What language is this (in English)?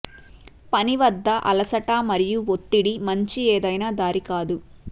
Telugu